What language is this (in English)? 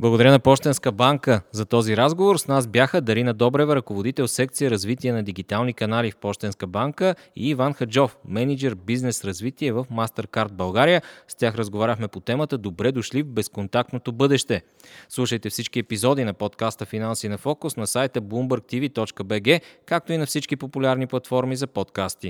Bulgarian